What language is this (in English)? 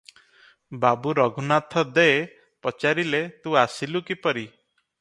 Odia